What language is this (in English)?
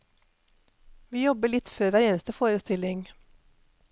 Norwegian